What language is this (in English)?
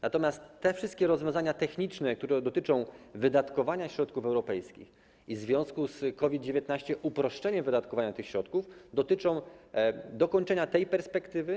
Polish